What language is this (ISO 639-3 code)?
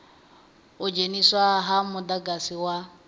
ven